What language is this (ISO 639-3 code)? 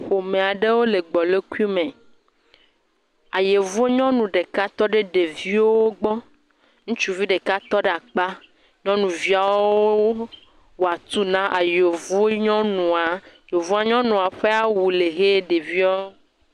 ewe